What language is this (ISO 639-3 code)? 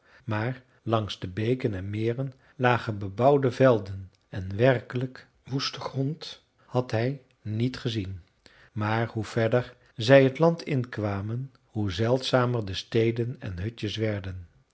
nld